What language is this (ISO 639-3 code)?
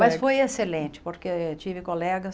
por